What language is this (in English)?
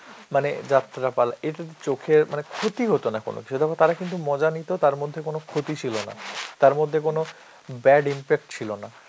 Bangla